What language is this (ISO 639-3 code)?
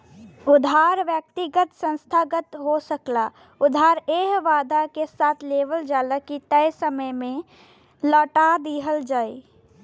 bho